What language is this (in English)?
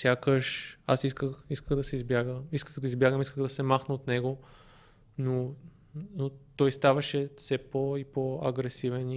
Bulgarian